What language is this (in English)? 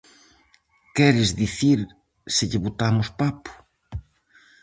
Galician